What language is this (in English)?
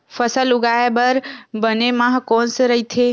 Chhattisgarhi